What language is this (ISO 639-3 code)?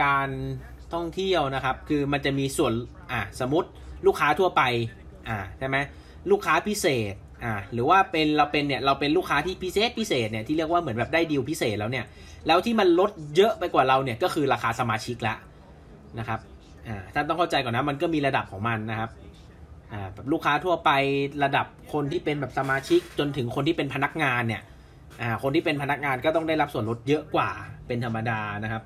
tha